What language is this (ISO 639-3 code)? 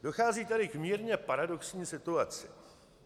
ces